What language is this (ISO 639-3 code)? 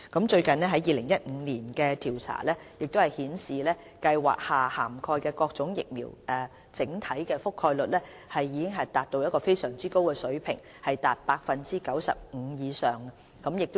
yue